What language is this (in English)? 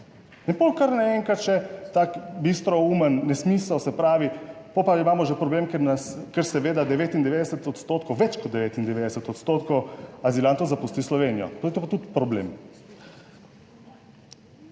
Slovenian